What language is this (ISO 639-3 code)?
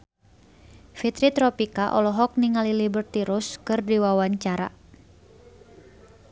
sun